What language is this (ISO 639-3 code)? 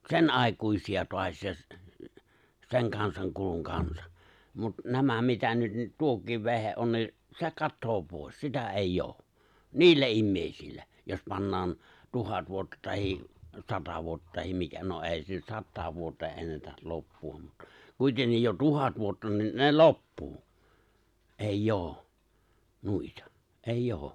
fin